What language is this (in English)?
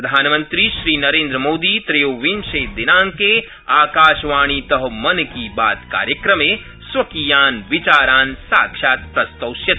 Sanskrit